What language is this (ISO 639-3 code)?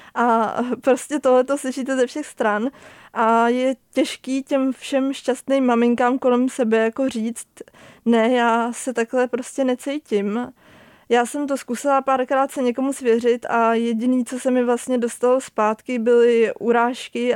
ces